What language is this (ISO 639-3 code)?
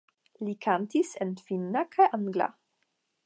epo